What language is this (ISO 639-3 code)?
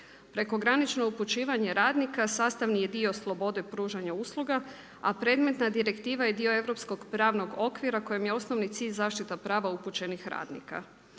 hrv